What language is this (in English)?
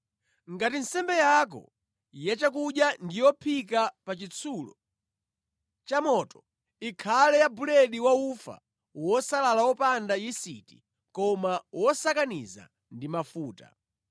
Nyanja